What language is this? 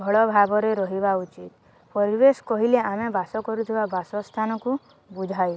Odia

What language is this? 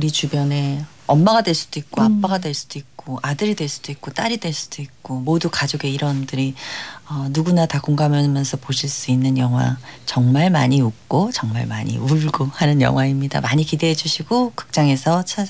Korean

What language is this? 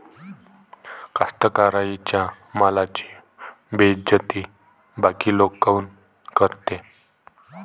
Marathi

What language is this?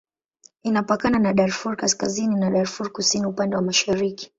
Swahili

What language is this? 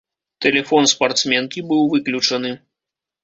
Belarusian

